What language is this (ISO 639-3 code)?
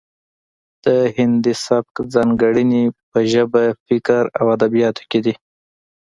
pus